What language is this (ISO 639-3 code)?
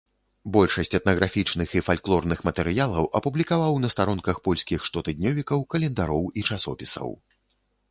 bel